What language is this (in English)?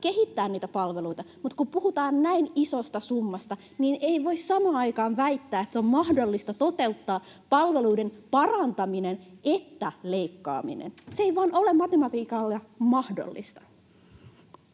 Finnish